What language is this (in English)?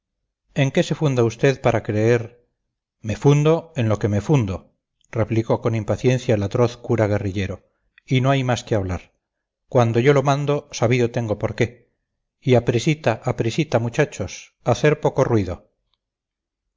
Spanish